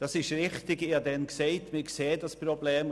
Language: Swiss German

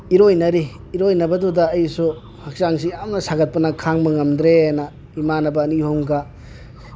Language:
Manipuri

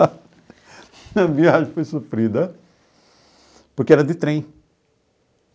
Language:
Portuguese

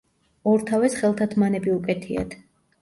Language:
Georgian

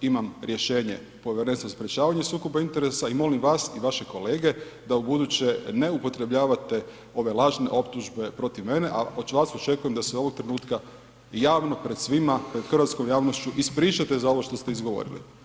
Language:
Croatian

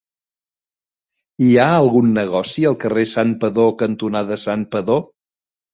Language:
Catalan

